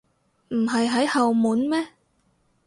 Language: Cantonese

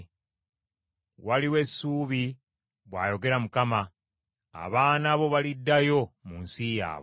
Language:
Ganda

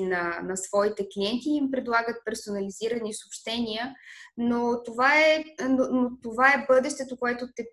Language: Bulgarian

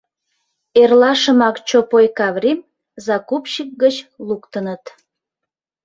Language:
Mari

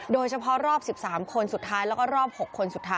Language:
Thai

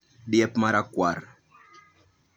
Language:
Luo (Kenya and Tanzania)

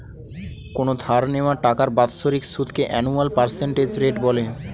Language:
Bangla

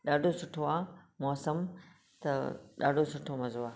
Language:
Sindhi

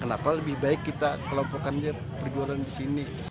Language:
Indonesian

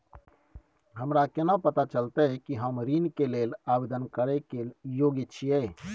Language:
Maithili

